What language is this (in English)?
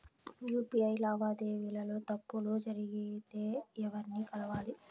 Telugu